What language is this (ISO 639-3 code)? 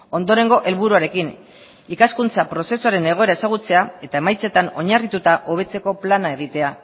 eus